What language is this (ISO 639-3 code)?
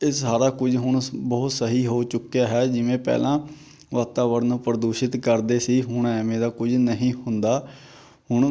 pan